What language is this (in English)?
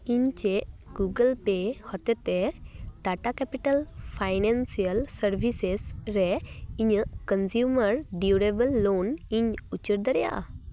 Santali